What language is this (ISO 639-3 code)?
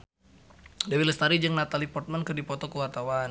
sun